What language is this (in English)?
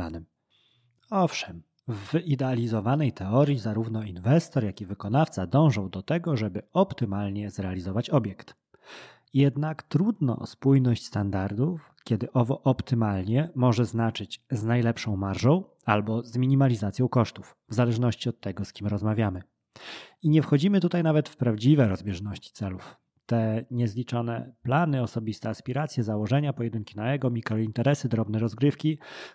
Polish